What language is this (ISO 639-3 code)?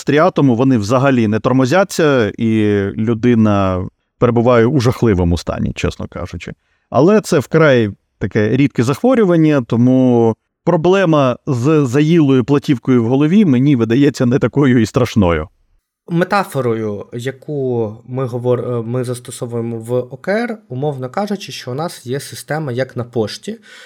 ukr